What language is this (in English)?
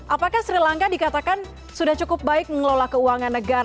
Indonesian